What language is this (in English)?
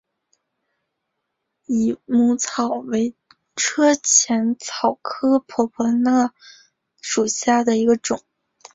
Chinese